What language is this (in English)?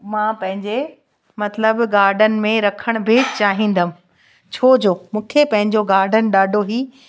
Sindhi